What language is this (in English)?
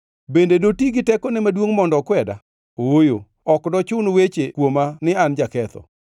Luo (Kenya and Tanzania)